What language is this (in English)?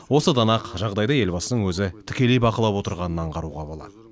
Kazakh